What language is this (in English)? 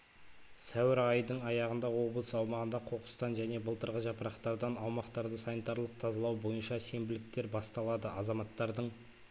Kazakh